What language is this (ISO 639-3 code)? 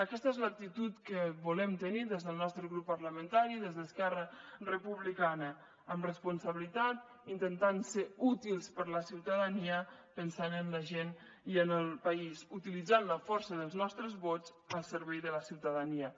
cat